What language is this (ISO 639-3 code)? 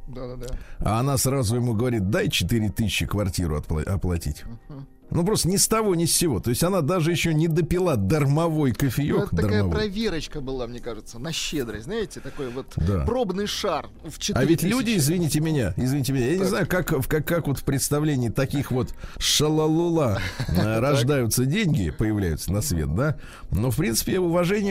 rus